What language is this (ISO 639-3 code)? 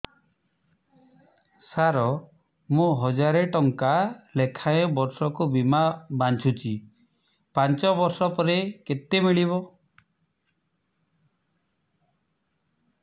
ori